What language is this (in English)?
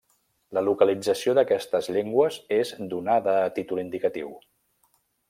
Catalan